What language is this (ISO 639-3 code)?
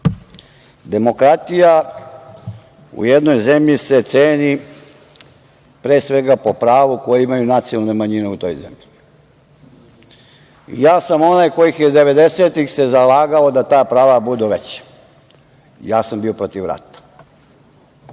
srp